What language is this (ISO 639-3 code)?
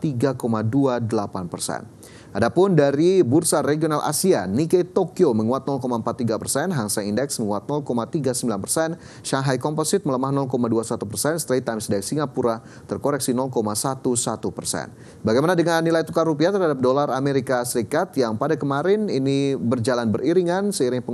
ind